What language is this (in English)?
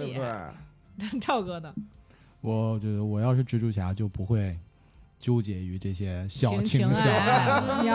Chinese